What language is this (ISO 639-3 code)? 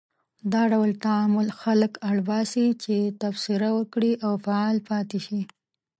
pus